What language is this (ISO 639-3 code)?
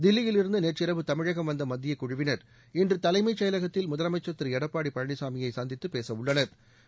tam